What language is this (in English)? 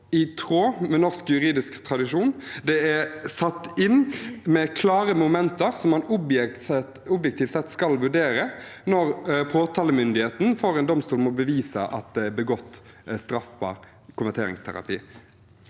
Norwegian